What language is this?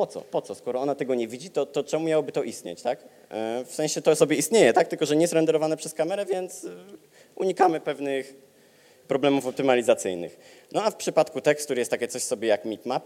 Polish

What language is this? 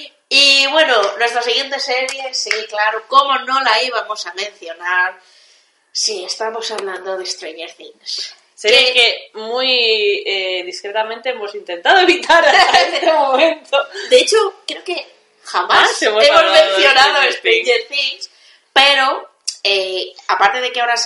Spanish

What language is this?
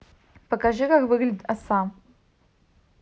Russian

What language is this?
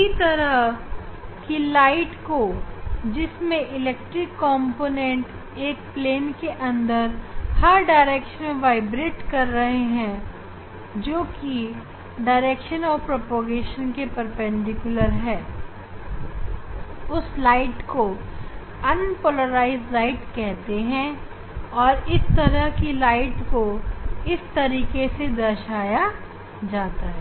Hindi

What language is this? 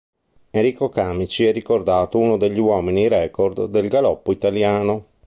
Italian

